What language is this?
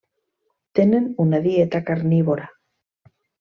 Catalan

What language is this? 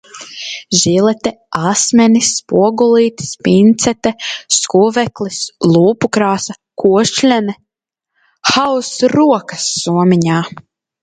Latvian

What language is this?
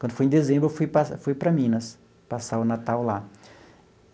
Portuguese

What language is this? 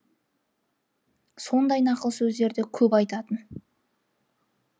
Kazakh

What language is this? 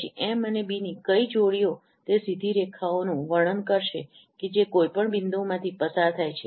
Gujarati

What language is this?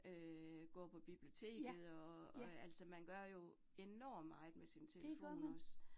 Danish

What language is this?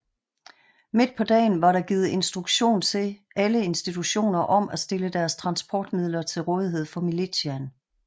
Danish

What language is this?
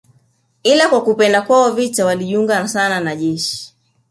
Swahili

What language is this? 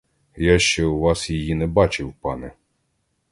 Ukrainian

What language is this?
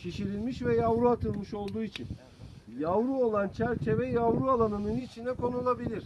Turkish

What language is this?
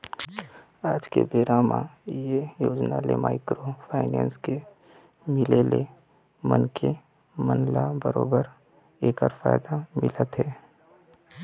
Chhattisgarhi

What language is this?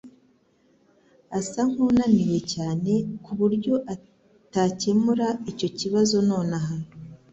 Kinyarwanda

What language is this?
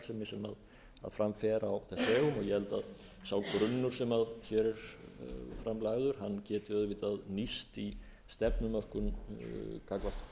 Icelandic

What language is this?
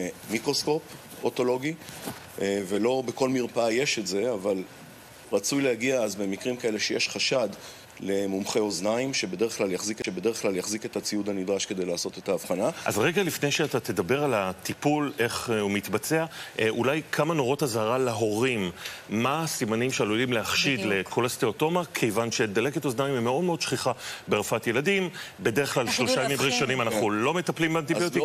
Hebrew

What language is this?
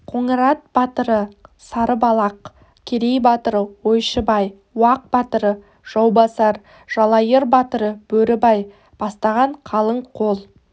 Kazakh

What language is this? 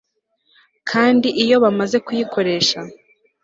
Kinyarwanda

